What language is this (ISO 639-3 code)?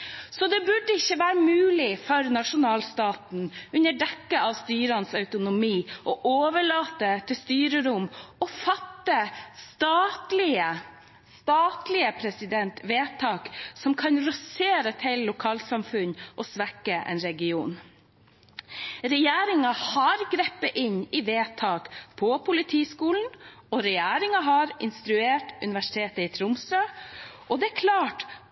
nob